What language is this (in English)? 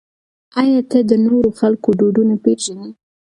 Pashto